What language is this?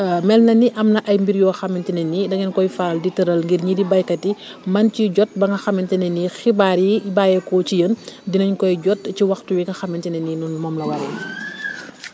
Wolof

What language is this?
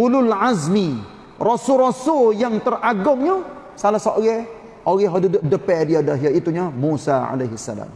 Malay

